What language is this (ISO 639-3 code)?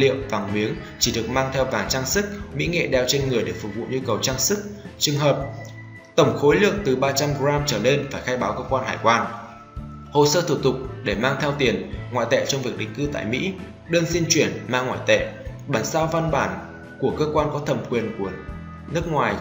vie